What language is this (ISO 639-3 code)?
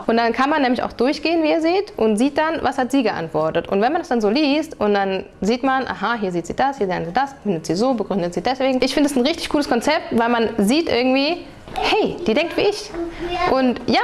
deu